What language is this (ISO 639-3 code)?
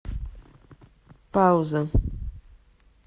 rus